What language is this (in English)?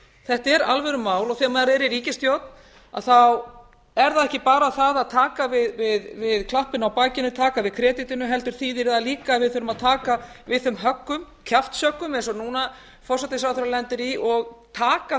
Icelandic